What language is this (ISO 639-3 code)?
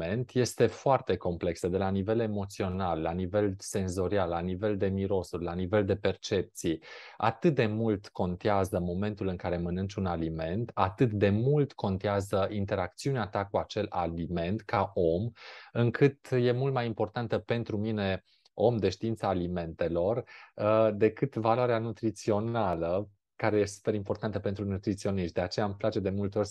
ron